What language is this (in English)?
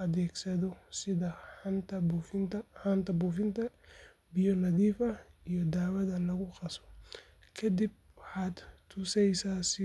Somali